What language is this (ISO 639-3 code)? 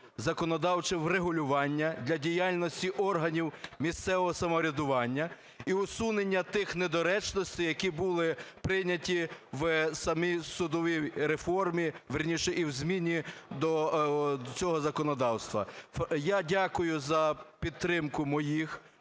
ukr